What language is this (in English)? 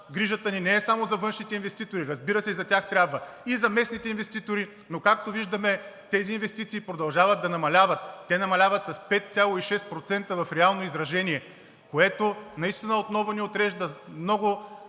Bulgarian